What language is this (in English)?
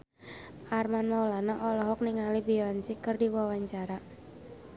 Sundanese